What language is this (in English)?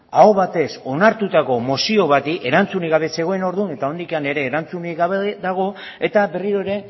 Basque